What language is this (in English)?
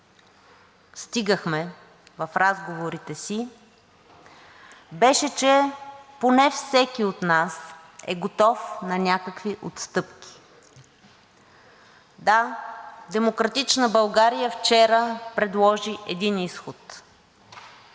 Bulgarian